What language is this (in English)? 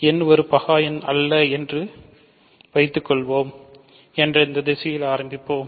Tamil